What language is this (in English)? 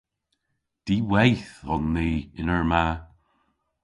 Cornish